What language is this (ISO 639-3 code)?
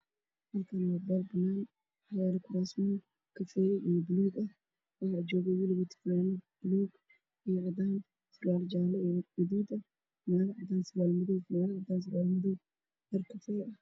som